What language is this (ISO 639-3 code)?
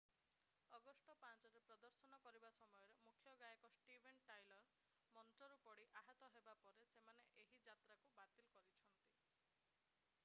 ori